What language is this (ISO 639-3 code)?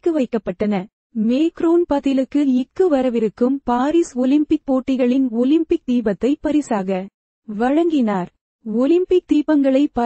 tam